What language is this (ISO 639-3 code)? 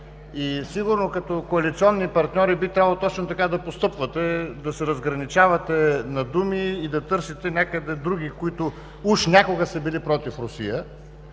bul